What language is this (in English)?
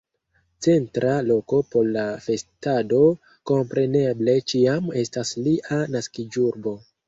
Esperanto